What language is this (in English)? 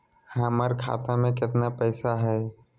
Magahi